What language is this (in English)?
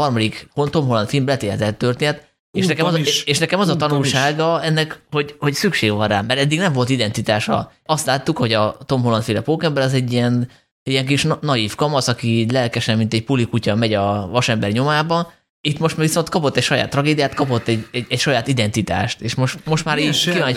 Hungarian